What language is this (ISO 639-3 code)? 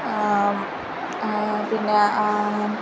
san